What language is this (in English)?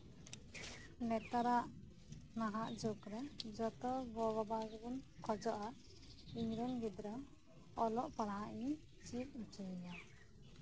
Santali